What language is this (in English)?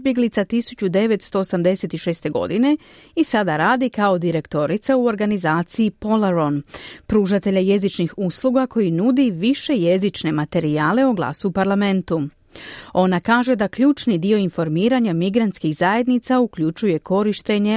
Croatian